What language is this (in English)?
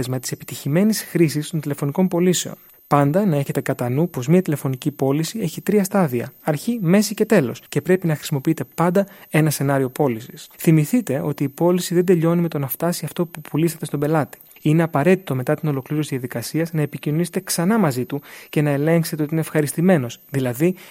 Greek